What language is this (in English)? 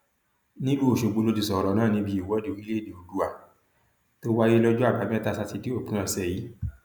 Yoruba